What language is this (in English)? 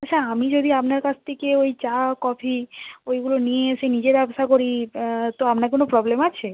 Bangla